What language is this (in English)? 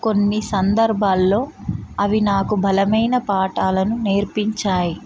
Telugu